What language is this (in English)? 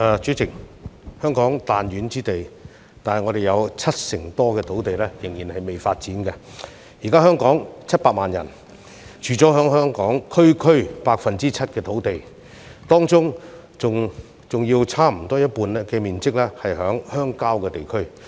Cantonese